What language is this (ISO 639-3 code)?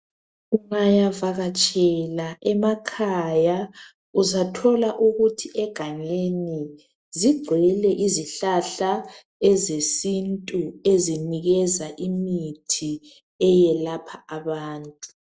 nde